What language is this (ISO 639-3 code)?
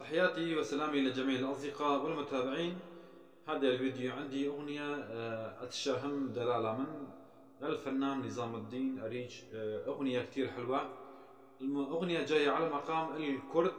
ara